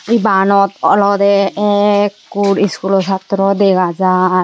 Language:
Chakma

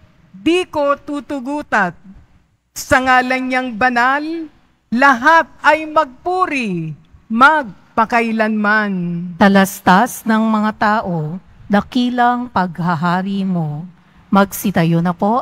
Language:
Filipino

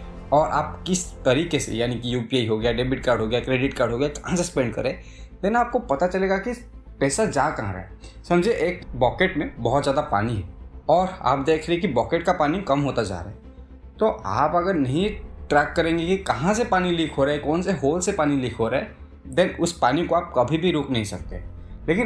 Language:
Hindi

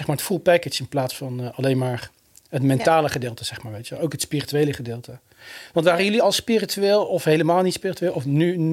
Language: Dutch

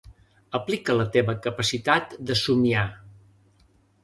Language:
Catalan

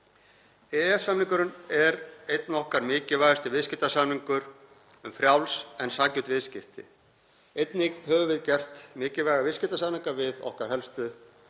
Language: Icelandic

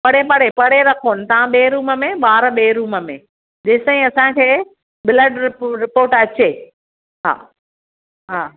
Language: Sindhi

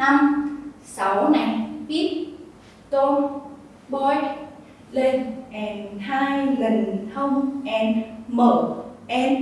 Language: Vietnamese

